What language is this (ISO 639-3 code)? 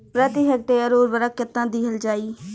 bho